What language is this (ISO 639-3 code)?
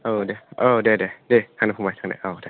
brx